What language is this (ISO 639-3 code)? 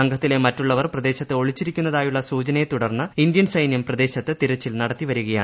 mal